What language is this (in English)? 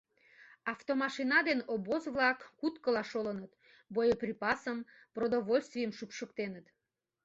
Mari